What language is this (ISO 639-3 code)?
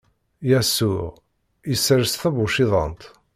kab